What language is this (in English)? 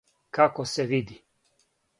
Serbian